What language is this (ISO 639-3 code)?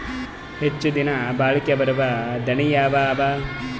kan